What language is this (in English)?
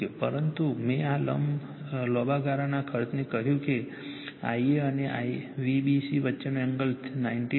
Gujarati